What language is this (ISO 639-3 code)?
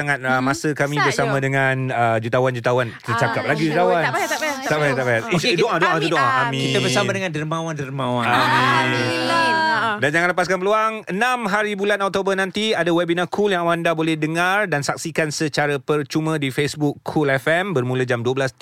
msa